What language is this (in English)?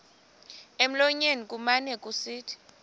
Xhosa